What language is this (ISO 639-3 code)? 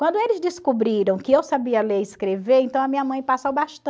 por